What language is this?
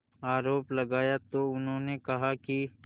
Hindi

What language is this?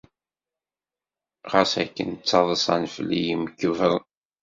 Kabyle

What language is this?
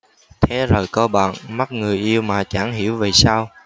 Vietnamese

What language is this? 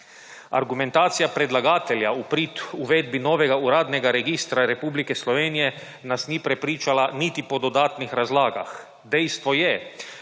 Slovenian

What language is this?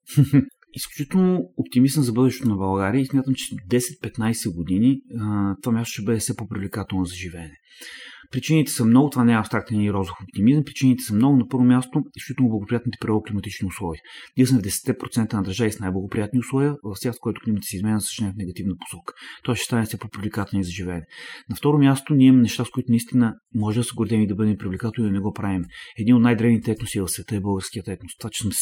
Bulgarian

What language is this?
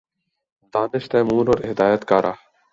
Urdu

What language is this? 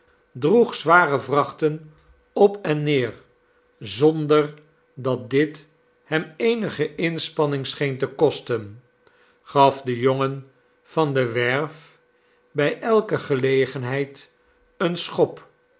Dutch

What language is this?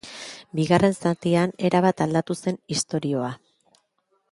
Basque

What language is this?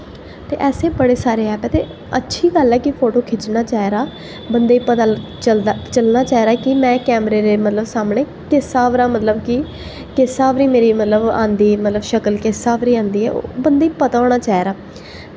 Dogri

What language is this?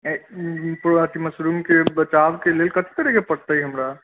Maithili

